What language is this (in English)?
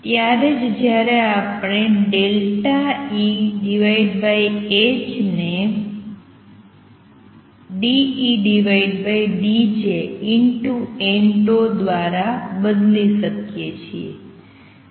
Gujarati